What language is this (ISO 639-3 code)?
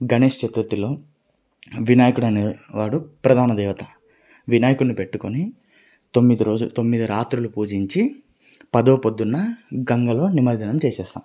tel